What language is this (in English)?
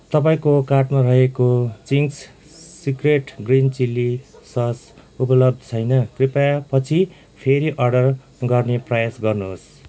Nepali